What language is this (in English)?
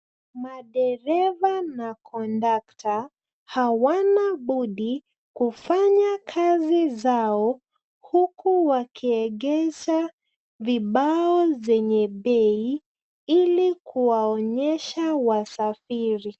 Swahili